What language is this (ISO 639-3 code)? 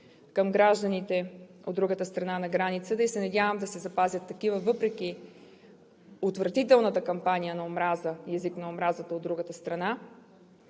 bul